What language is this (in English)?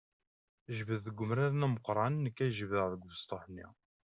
Kabyle